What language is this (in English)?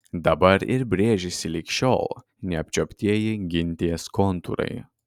Lithuanian